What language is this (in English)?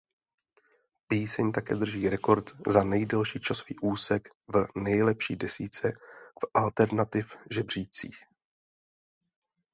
Czech